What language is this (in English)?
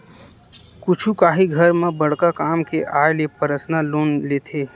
Chhattisgarhi